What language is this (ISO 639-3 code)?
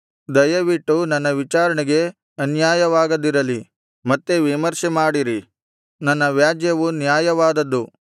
kan